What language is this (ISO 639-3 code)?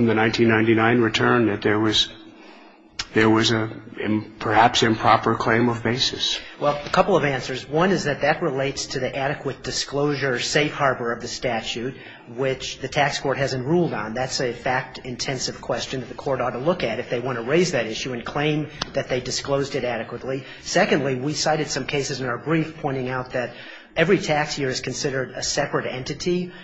eng